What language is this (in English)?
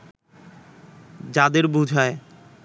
Bangla